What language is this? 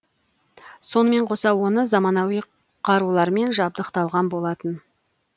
Kazakh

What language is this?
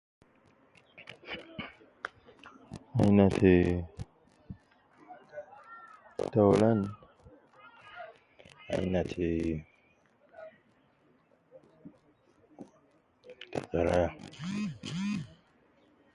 Nubi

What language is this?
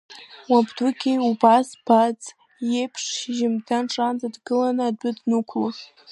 Abkhazian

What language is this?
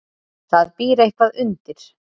Icelandic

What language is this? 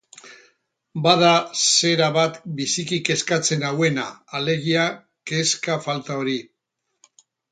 Basque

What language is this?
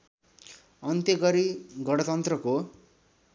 Nepali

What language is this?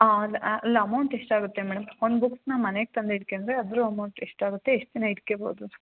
Kannada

